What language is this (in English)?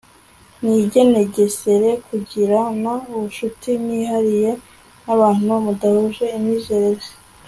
Kinyarwanda